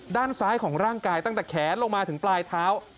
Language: Thai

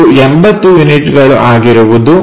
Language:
Kannada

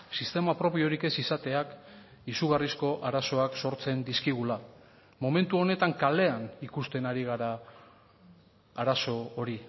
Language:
Basque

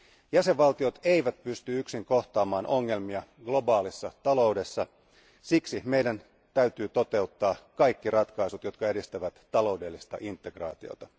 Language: Finnish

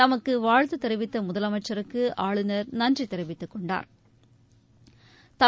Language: Tamil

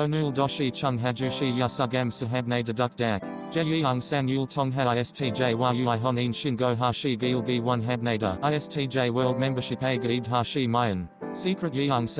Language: Korean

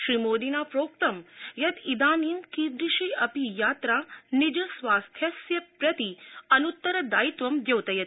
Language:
Sanskrit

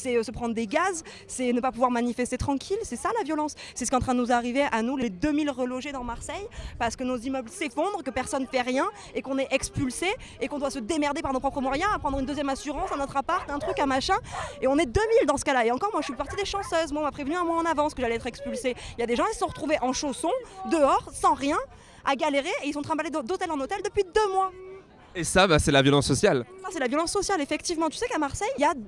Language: French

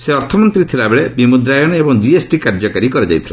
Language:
Odia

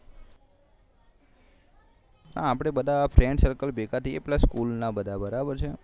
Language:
Gujarati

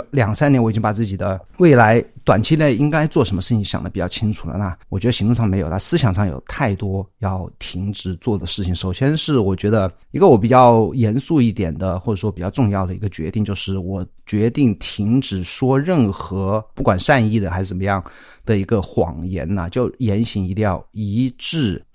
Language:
Chinese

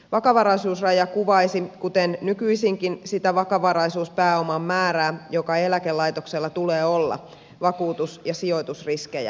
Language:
Finnish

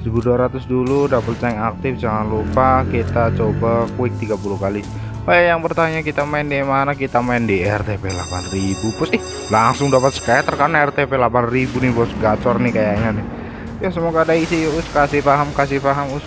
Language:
Indonesian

